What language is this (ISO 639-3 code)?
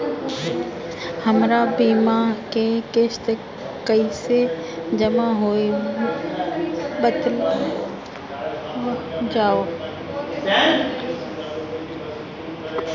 bho